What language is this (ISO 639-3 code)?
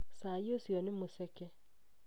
kik